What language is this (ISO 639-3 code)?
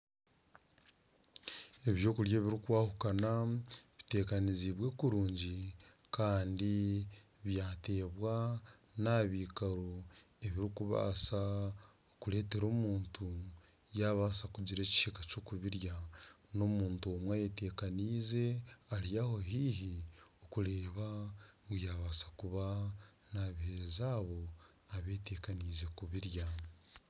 nyn